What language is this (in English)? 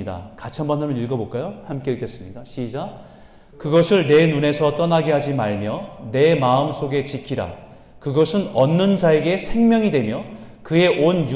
Korean